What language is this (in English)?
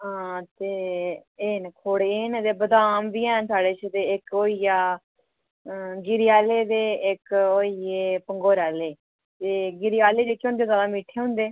Dogri